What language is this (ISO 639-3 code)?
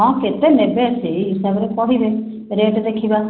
ori